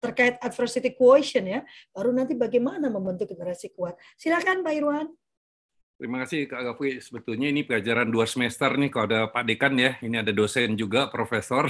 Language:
Indonesian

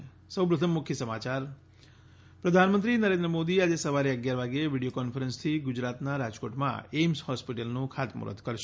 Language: Gujarati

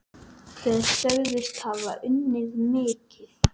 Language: Icelandic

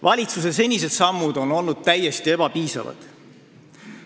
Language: Estonian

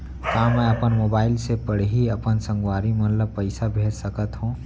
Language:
Chhattisgarhi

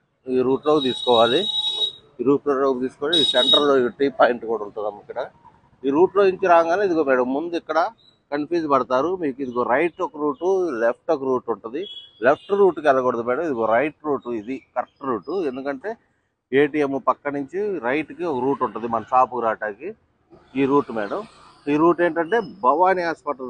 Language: Telugu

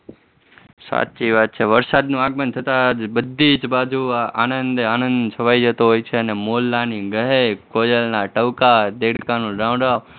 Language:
Gujarati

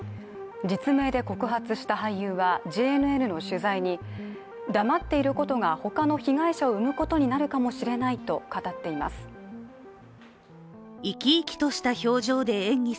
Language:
Japanese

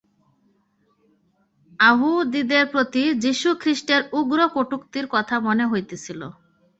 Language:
Bangla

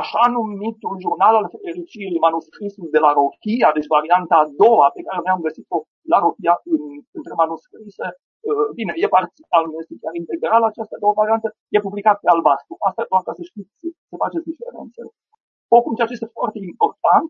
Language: Romanian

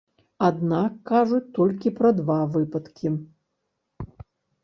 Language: Belarusian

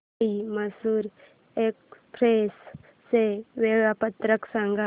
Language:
Marathi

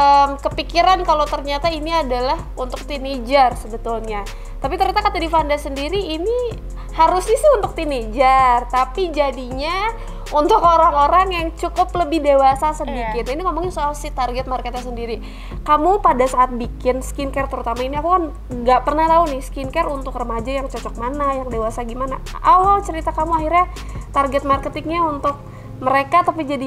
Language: Indonesian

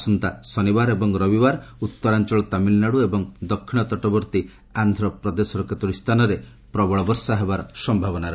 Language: Odia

